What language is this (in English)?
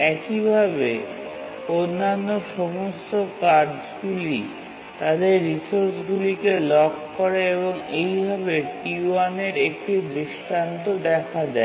Bangla